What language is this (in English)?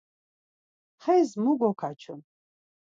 Laz